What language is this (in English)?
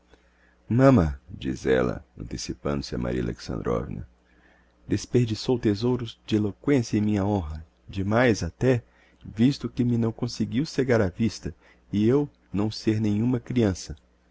Portuguese